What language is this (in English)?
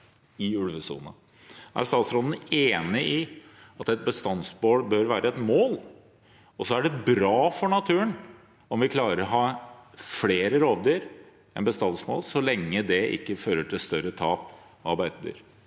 Norwegian